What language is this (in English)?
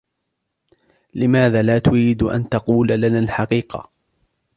Arabic